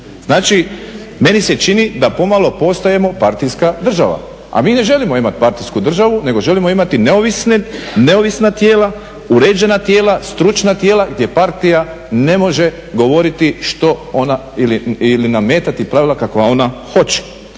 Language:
Croatian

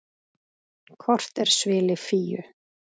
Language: Icelandic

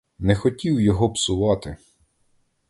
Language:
Ukrainian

